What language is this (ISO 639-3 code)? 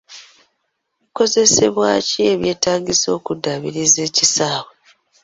lug